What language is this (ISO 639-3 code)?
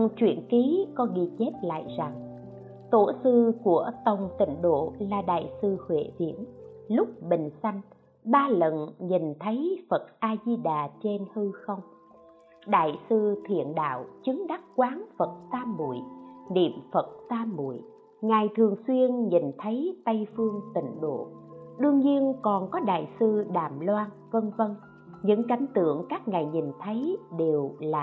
vie